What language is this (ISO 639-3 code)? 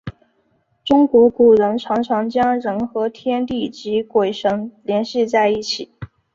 zho